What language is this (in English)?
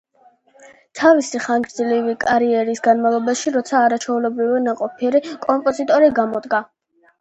Georgian